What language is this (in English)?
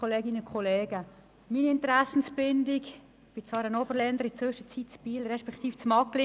Swiss German